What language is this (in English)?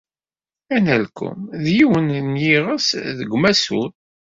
Kabyle